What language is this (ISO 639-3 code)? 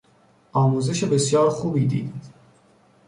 fas